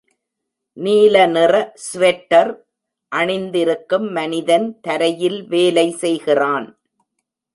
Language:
Tamil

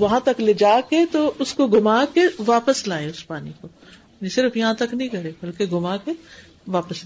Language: Urdu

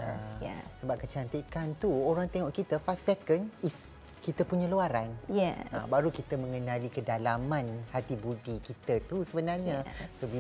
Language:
Malay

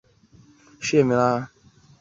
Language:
Chinese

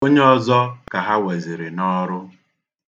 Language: Igbo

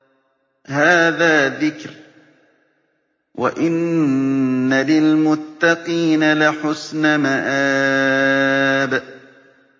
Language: Arabic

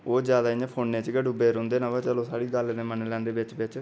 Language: Dogri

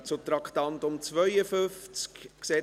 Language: Swiss German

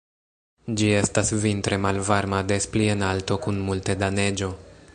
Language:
Esperanto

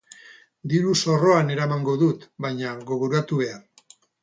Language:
Basque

